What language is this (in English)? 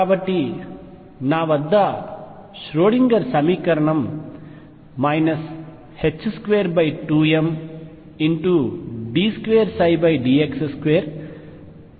Telugu